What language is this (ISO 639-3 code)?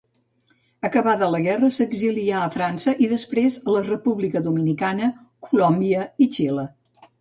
cat